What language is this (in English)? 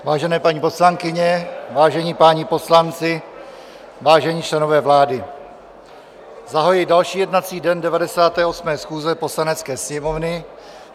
Czech